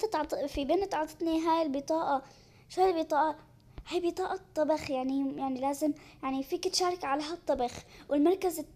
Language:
Arabic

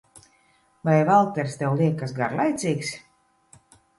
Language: Latvian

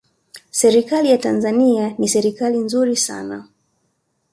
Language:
Swahili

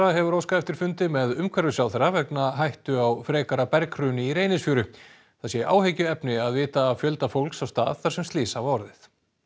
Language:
Icelandic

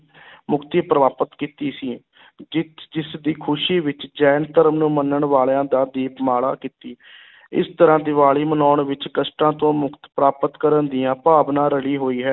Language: Punjabi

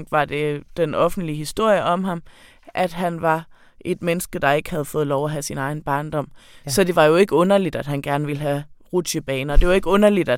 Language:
Danish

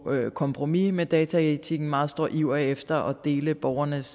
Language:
Danish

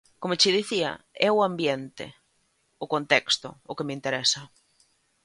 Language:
Galician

